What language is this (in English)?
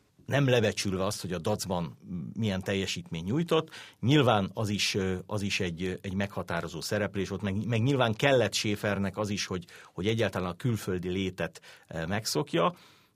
Hungarian